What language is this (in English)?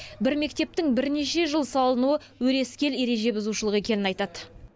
Kazakh